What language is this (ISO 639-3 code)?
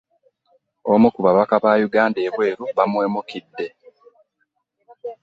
lug